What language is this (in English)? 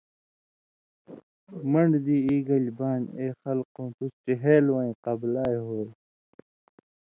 Indus Kohistani